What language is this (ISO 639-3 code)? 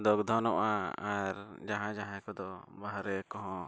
sat